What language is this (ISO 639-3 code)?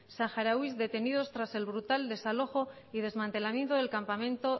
spa